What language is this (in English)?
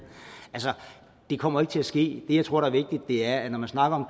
Danish